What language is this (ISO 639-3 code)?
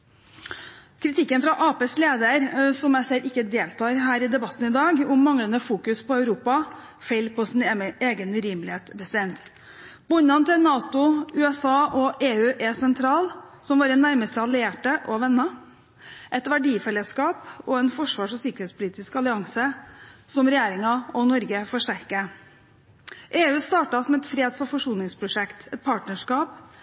nob